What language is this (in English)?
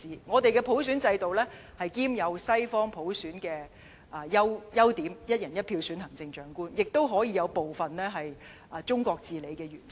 Cantonese